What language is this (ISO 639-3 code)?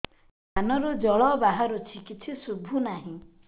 ori